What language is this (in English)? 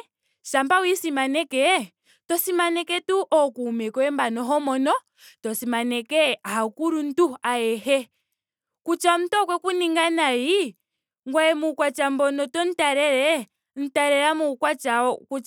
Ndonga